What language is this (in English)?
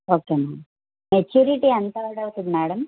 Telugu